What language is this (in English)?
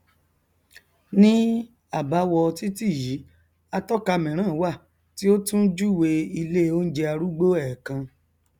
Yoruba